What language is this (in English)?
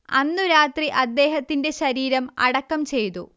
Malayalam